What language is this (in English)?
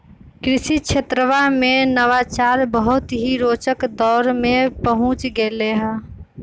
Magahi